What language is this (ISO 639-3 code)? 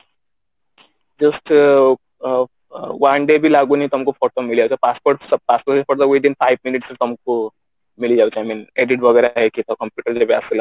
ori